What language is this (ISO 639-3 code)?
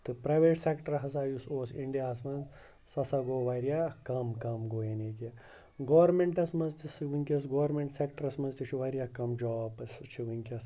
kas